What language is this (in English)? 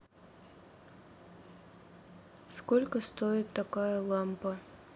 Russian